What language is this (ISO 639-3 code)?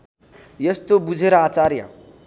nep